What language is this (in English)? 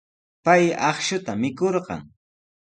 Sihuas Ancash Quechua